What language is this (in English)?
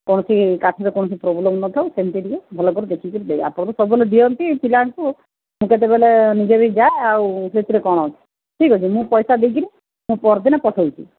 Odia